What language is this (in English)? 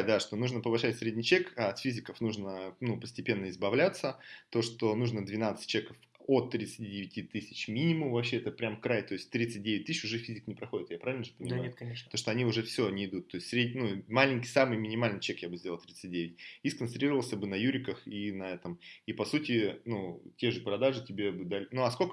Russian